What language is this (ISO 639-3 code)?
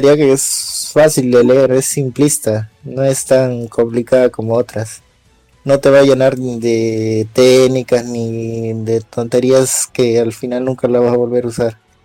spa